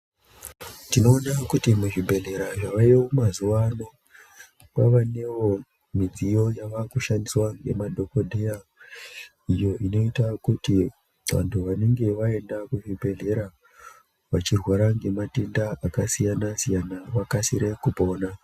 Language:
Ndau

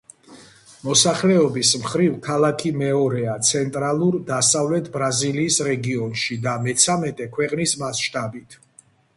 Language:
Georgian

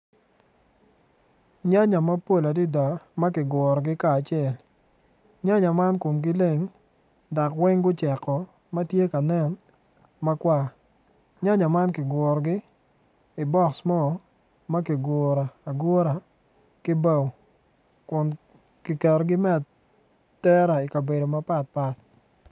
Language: Acoli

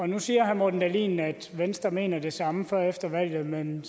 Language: Danish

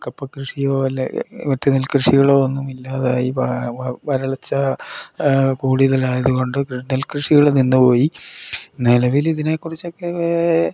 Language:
Malayalam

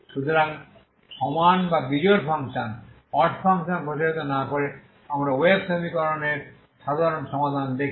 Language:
Bangla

